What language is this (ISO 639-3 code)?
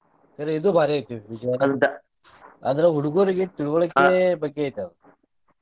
kan